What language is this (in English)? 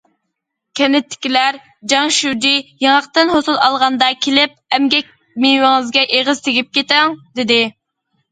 Uyghur